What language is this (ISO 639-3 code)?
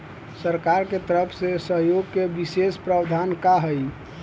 bho